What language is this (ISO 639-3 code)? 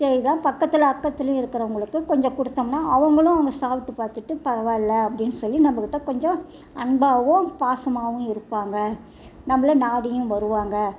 tam